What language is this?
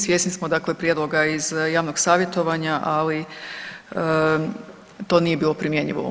Croatian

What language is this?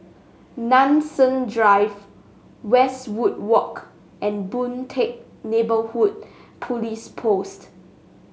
English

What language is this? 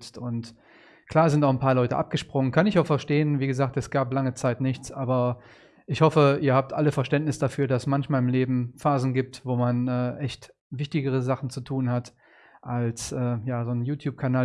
German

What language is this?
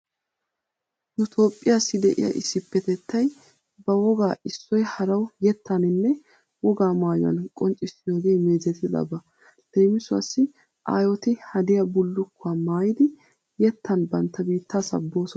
Wolaytta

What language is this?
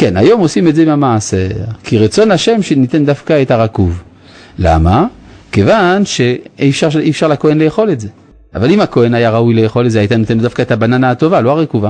Hebrew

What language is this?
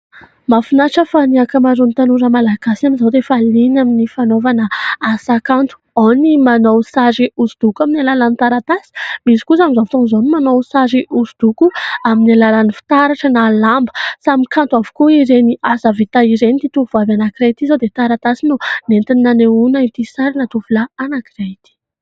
Malagasy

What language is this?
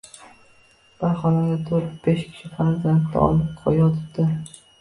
Uzbek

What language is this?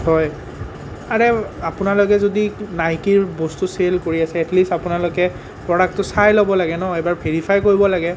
Assamese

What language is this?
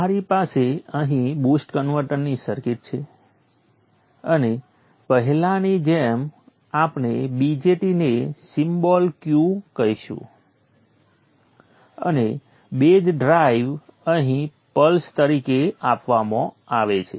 Gujarati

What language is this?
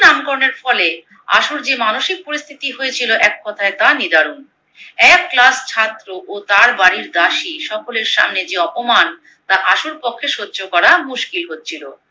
Bangla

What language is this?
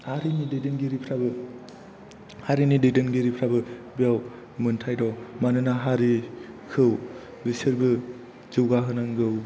Bodo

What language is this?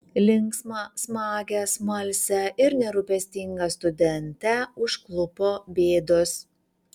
Lithuanian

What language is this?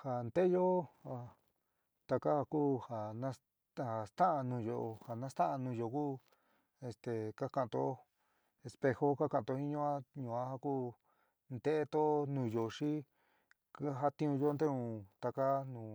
San Miguel El Grande Mixtec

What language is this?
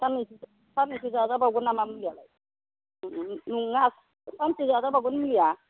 Bodo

